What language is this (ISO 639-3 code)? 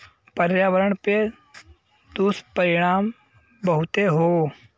bho